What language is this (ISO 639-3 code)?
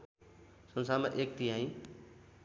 nep